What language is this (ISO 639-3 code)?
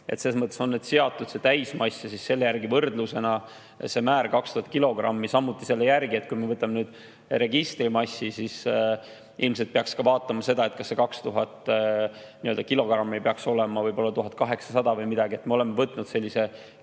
est